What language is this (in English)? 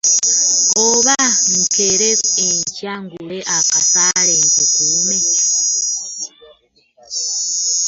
Ganda